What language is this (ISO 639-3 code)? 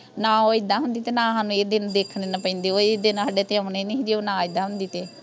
pan